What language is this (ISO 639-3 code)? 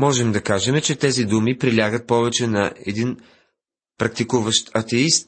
bul